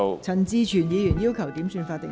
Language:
Cantonese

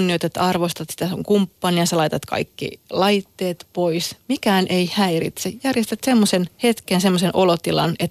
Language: Finnish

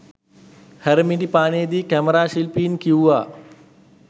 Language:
Sinhala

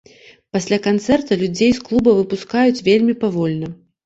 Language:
Belarusian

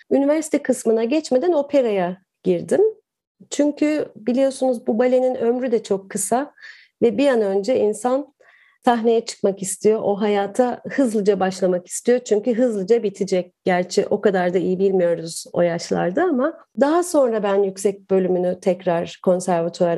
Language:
Turkish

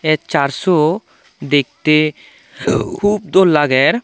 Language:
Chakma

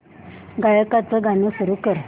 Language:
Marathi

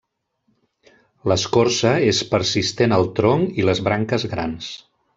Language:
Catalan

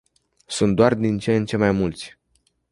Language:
Romanian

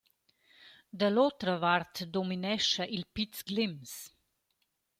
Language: Romansh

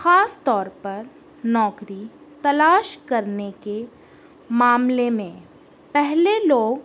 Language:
Urdu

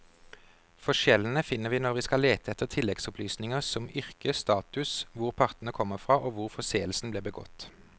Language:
Norwegian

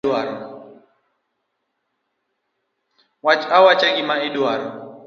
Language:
Luo (Kenya and Tanzania)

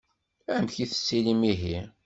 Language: Kabyle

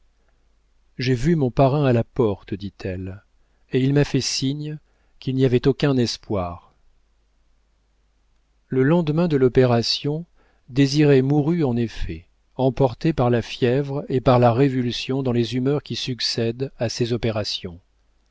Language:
French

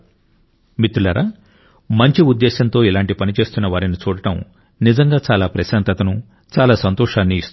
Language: Telugu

